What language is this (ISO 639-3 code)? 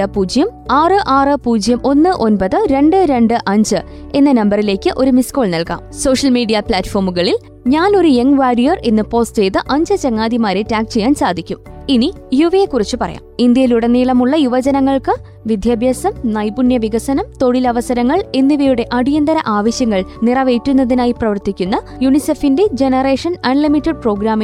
mal